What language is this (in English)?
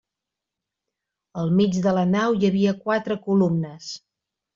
Catalan